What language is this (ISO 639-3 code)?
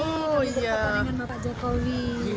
ind